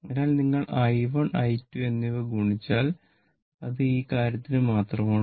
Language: Malayalam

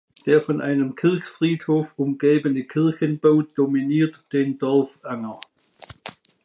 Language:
German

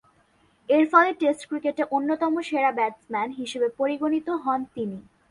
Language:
Bangla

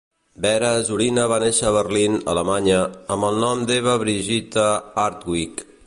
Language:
Catalan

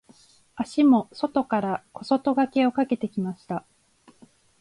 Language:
Japanese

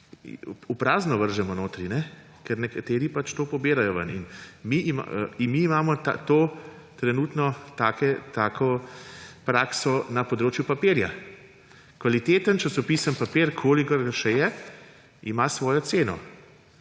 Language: Slovenian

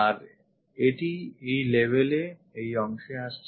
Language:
Bangla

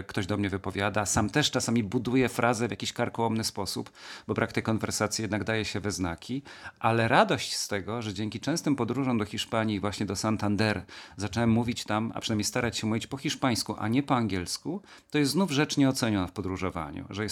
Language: Polish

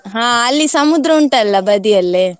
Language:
Kannada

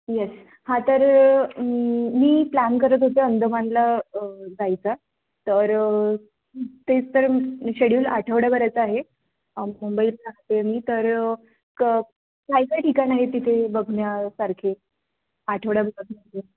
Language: Marathi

